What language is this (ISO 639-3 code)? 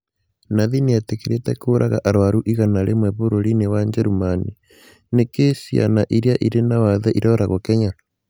kik